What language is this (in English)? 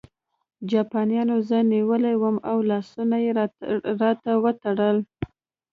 Pashto